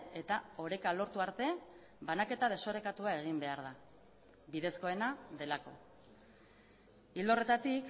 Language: Basque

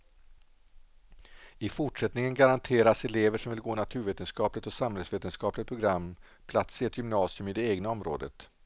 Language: Swedish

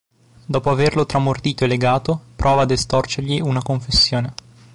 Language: Italian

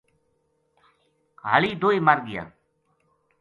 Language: Gujari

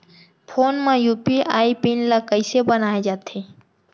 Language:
Chhattisgarhi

